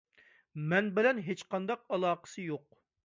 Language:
Uyghur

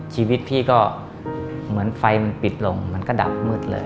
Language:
Thai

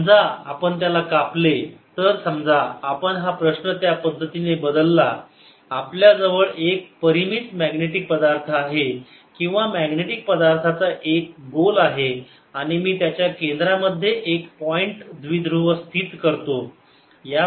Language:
Marathi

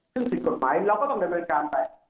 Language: Thai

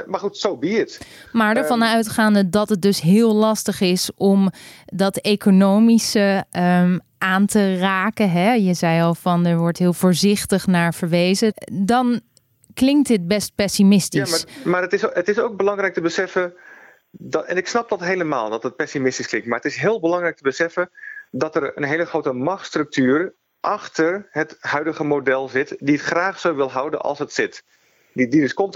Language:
Dutch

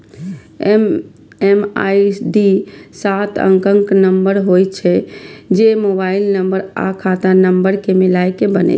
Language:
Maithili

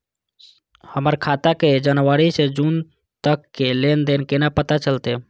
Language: Maithili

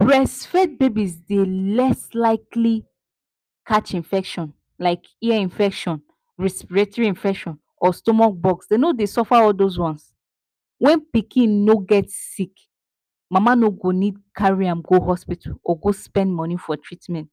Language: Nigerian Pidgin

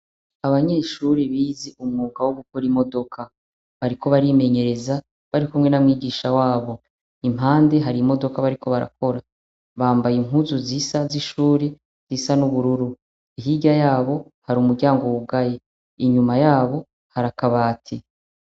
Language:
Rundi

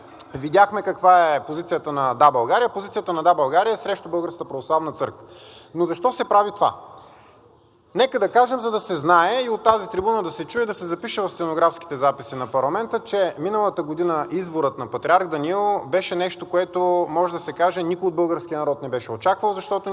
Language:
Bulgarian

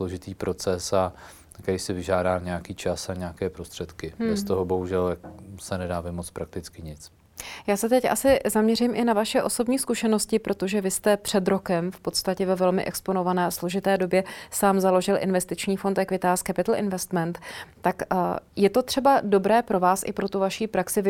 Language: Czech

